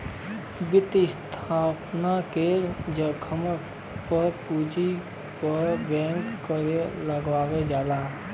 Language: Bhojpuri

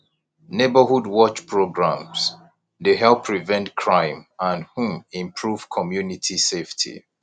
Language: Nigerian Pidgin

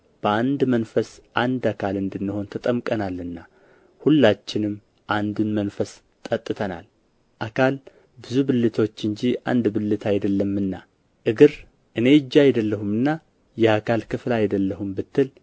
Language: Amharic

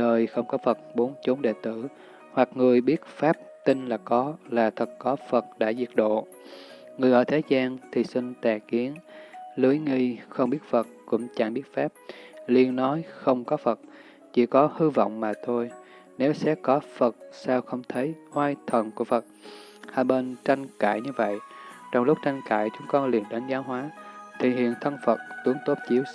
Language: Vietnamese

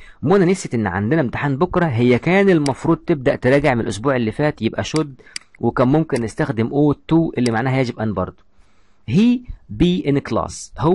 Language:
Arabic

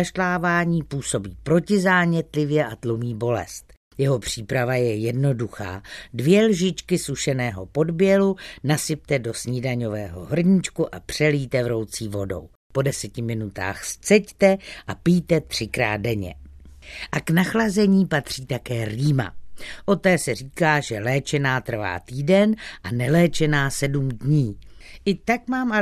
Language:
Czech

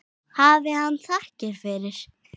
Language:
Icelandic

